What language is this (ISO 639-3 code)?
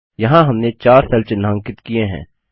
hin